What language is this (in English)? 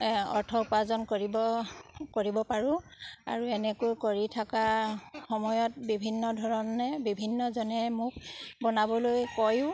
Assamese